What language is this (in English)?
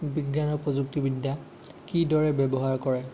Assamese